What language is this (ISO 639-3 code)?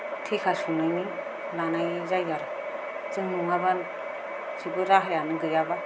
brx